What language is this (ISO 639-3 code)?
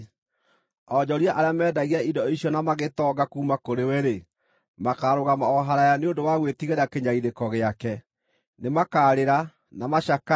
kik